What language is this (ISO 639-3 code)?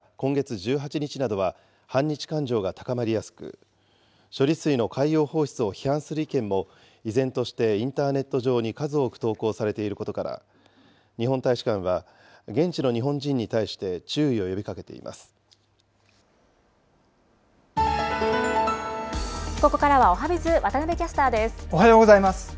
jpn